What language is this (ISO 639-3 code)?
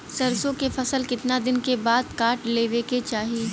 bho